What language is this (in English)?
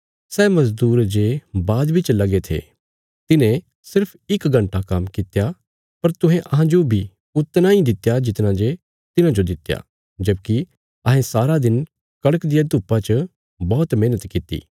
Bilaspuri